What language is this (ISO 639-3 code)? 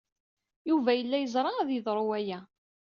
kab